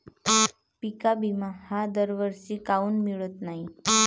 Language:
Marathi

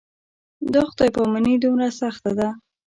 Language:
Pashto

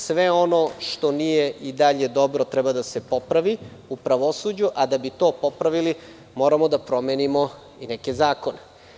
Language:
Serbian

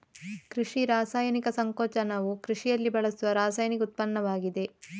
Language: Kannada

